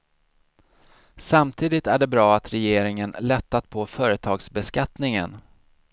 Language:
Swedish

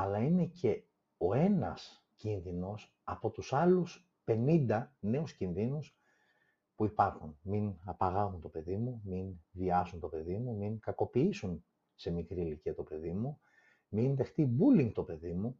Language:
Greek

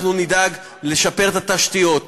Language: Hebrew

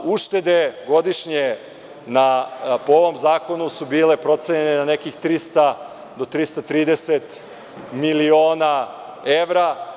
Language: Serbian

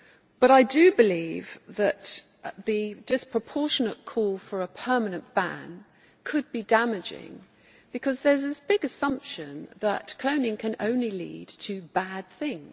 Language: English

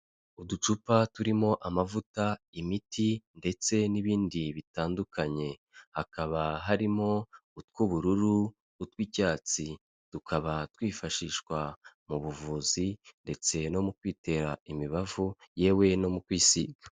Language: Kinyarwanda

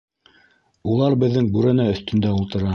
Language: Bashkir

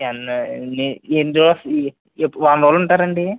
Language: Telugu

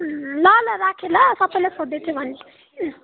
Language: Nepali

